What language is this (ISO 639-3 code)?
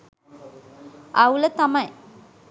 sin